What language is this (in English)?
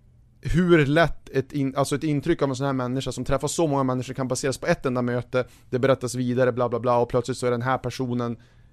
Swedish